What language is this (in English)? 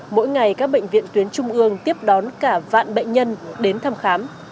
Vietnamese